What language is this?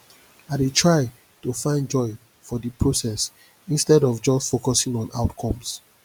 Nigerian Pidgin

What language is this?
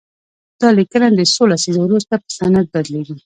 Pashto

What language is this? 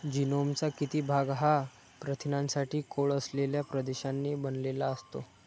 Marathi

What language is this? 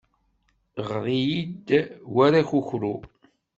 Kabyle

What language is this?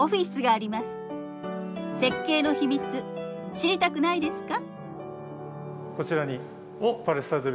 Japanese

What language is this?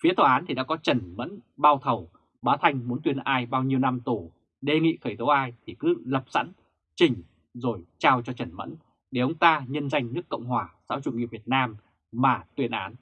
Vietnamese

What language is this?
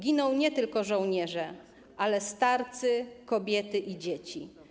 Polish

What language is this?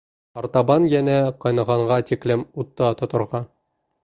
Bashkir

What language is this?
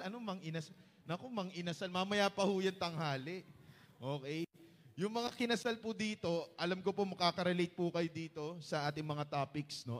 Filipino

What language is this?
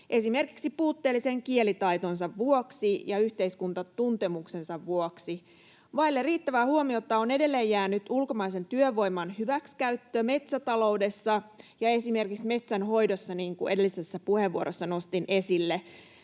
Finnish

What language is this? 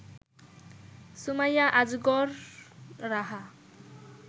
Bangla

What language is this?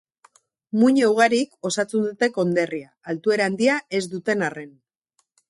Basque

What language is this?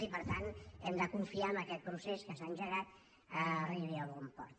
Catalan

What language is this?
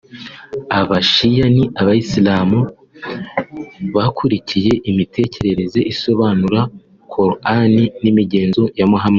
Kinyarwanda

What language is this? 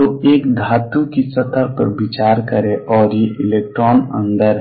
Hindi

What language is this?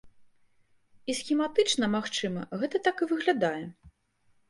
Belarusian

